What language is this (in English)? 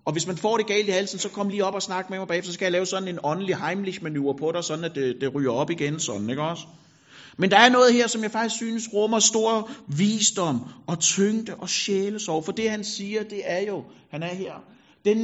Danish